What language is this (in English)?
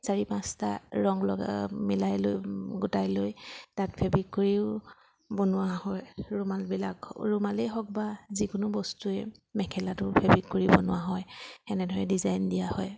Assamese